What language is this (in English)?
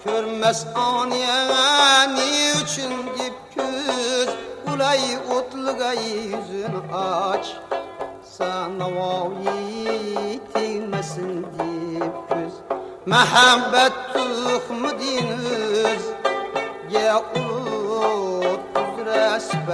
Uzbek